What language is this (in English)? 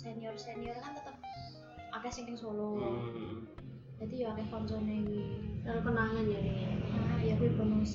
Indonesian